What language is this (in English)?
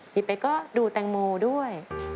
Thai